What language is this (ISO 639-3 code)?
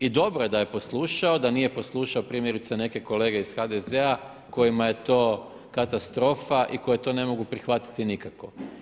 hrv